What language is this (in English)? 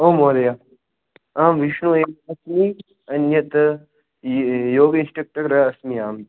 Sanskrit